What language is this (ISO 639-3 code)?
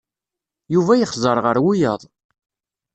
kab